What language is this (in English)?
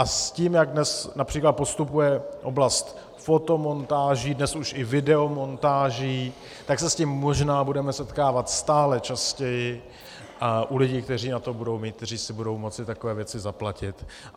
Czech